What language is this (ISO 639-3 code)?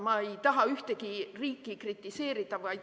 est